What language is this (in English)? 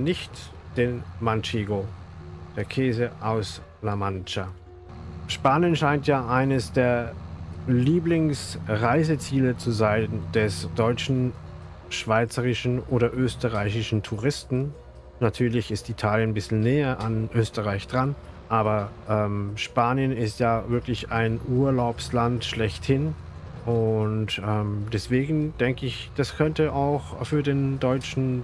German